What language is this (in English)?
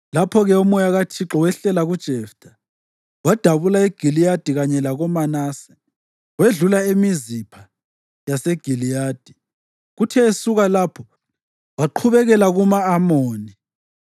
North Ndebele